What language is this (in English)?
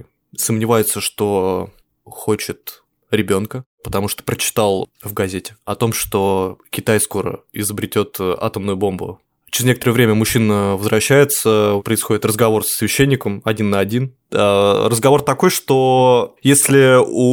Russian